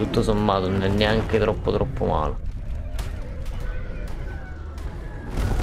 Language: Italian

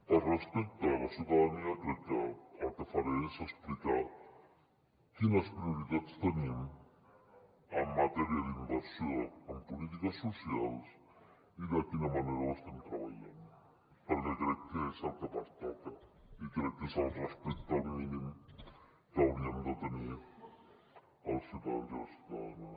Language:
Catalan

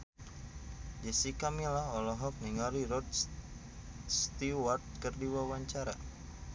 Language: Sundanese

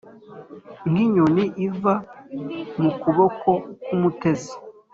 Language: Kinyarwanda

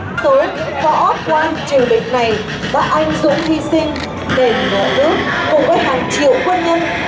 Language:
Vietnamese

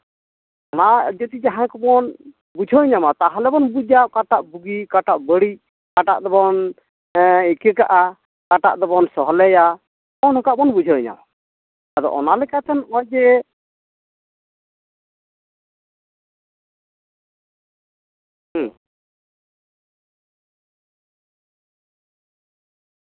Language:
Santali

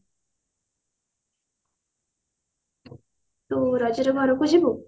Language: Odia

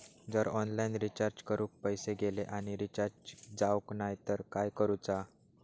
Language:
Marathi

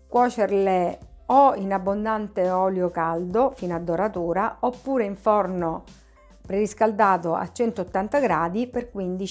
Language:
Italian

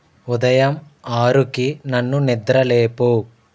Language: Telugu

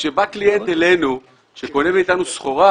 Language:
Hebrew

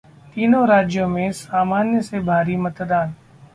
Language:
Hindi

